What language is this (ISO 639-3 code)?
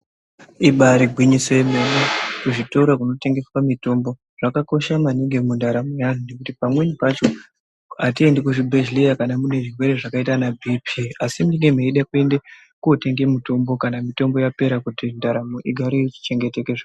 ndc